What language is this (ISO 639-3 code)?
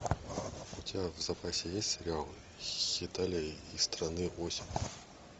rus